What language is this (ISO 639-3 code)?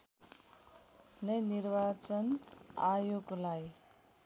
nep